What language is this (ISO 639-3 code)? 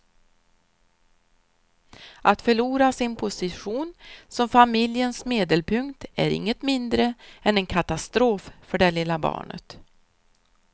swe